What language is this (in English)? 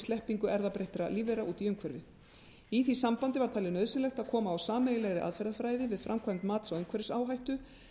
Icelandic